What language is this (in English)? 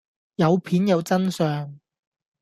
Cantonese